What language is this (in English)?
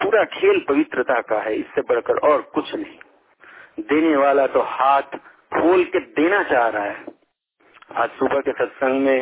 Hindi